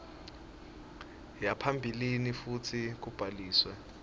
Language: Swati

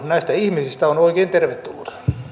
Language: Finnish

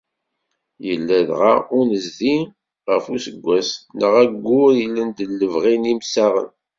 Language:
Kabyle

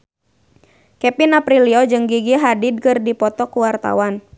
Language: Sundanese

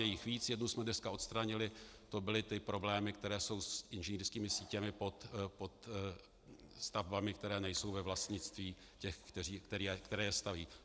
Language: Czech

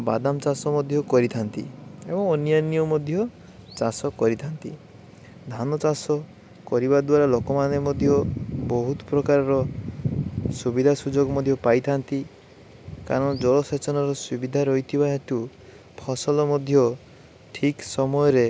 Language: Odia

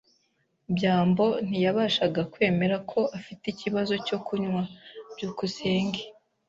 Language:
Kinyarwanda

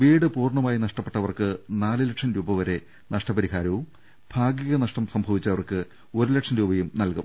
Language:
Malayalam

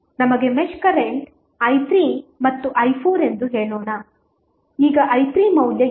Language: Kannada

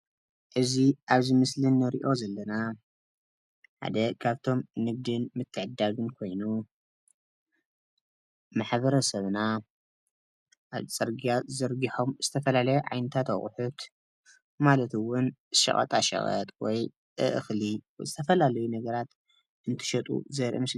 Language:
Tigrinya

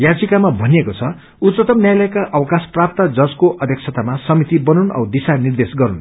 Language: Nepali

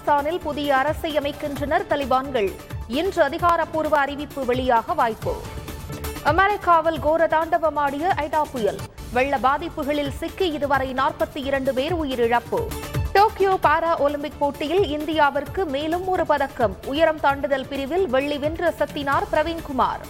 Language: Tamil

